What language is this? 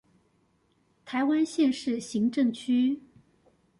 Chinese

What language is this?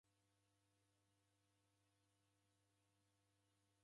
Taita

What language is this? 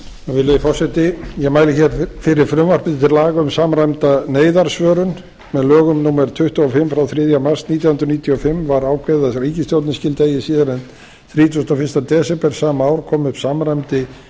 Icelandic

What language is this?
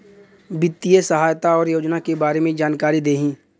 Bhojpuri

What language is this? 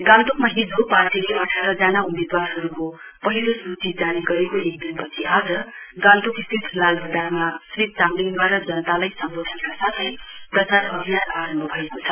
Nepali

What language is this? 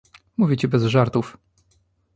Polish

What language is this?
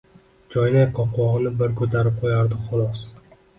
Uzbek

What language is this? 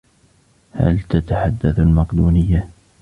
Arabic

